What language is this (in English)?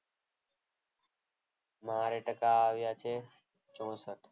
Gujarati